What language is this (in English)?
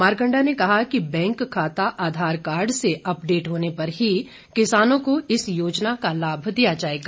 Hindi